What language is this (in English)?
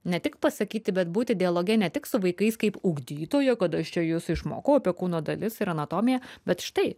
Lithuanian